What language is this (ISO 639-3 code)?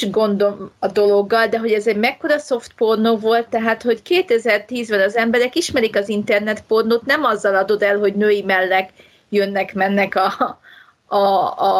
hun